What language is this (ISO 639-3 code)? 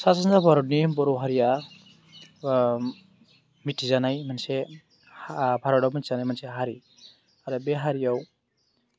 brx